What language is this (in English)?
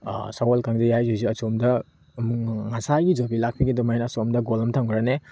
Manipuri